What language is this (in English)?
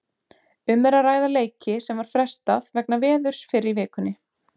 Icelandic